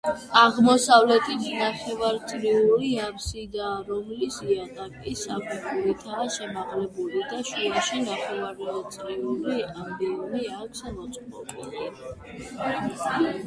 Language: Georgian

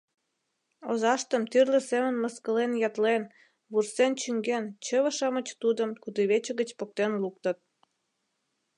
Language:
Mari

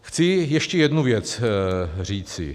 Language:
Czech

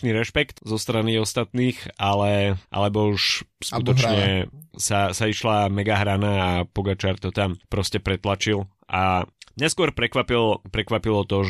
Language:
Slovak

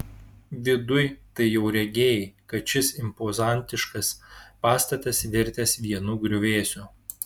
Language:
Lithuanian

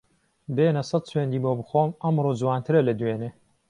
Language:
Central Kurdish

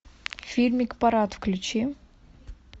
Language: Russian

